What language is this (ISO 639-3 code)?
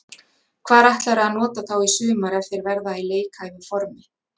isl